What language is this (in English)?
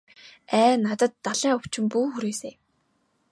Mongolian